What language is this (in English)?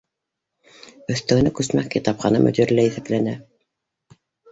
Bashkir